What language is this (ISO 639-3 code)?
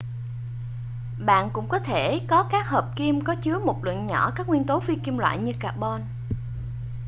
vie